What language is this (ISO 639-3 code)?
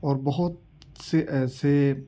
urd